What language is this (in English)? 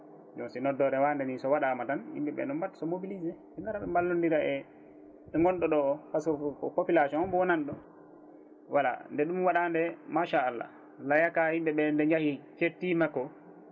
Fula